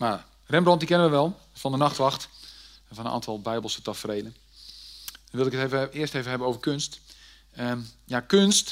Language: Dutch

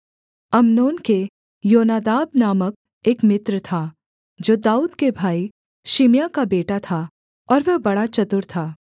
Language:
Hindi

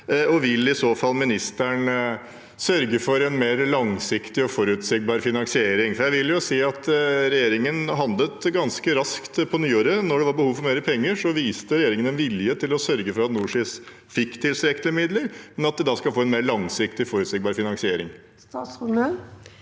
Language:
Norwegian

